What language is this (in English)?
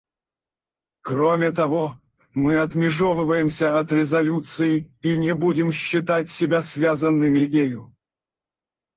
Russian